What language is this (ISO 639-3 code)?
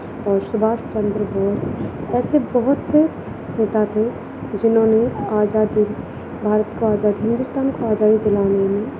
urd